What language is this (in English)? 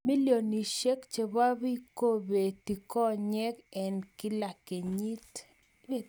Kalenjin